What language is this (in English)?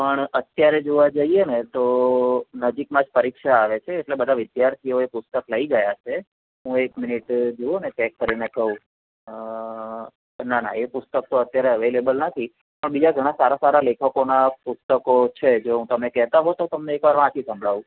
Gujarati